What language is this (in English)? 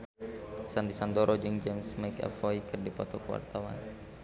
Sundanese